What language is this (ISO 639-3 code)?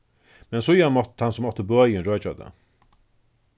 fao